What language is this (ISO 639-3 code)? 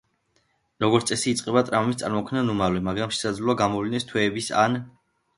kat